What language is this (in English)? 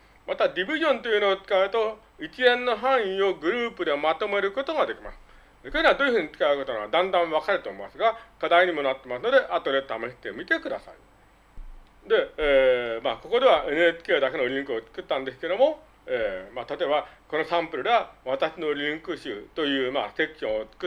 Japanese